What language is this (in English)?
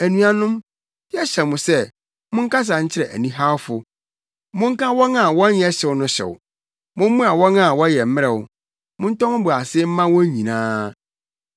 Akan